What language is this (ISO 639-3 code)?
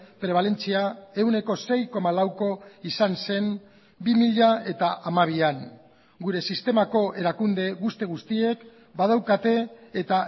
eus